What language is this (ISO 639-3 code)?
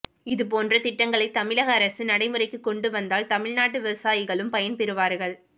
tam